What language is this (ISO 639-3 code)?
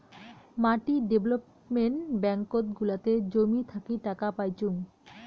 ben